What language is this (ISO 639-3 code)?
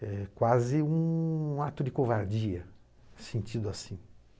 por